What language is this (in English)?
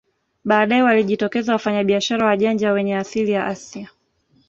Swahili